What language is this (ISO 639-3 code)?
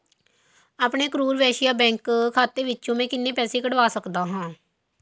pan